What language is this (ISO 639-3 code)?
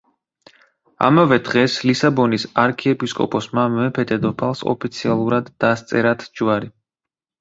kat